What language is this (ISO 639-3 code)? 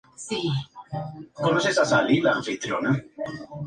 spa